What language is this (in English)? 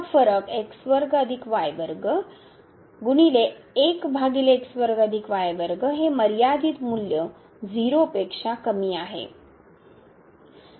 Marathi